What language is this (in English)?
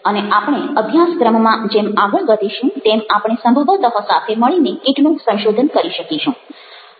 Gujarati